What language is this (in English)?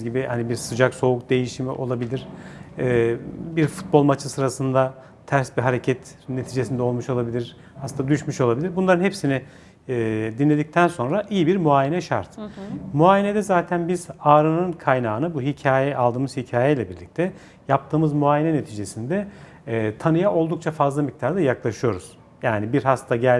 Turkish